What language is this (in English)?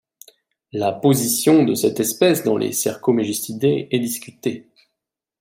French